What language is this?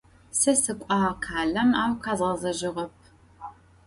Adyghe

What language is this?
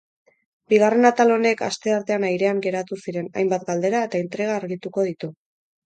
Basque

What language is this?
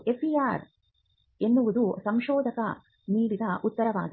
Kannada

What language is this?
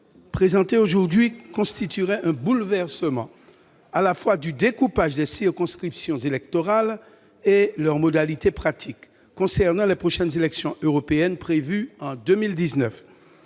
French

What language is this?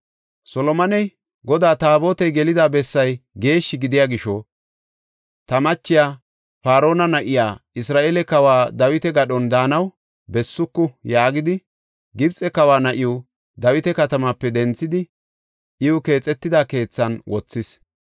Gofa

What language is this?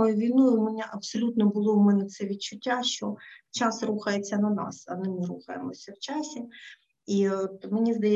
Ukrainian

